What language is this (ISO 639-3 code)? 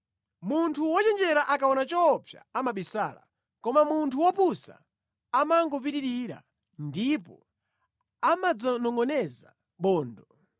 nya